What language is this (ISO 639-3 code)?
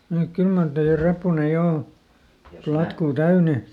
fin